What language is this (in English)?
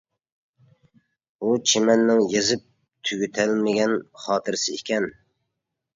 Uyghur